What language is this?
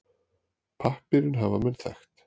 Icelandic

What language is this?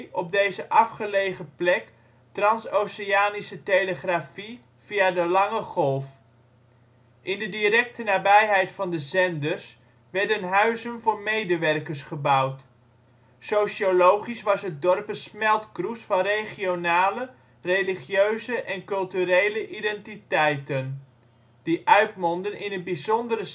Dutch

